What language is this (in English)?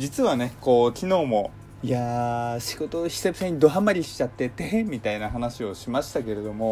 Japanese